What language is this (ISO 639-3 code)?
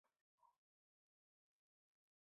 zho